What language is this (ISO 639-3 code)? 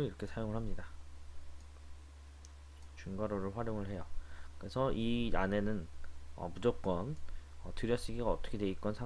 kor